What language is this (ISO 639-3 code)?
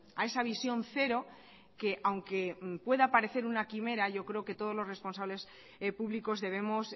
spa